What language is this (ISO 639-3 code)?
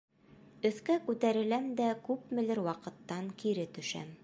bak